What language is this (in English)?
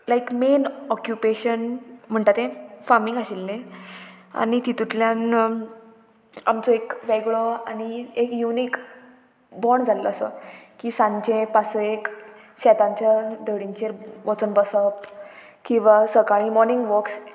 Konkani